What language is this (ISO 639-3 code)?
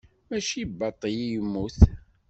kab